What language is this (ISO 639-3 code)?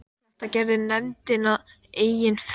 isl